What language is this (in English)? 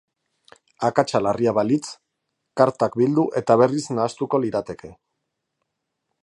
Basque